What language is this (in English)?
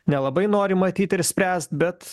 Lithuanian